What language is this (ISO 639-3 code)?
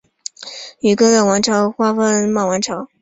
zho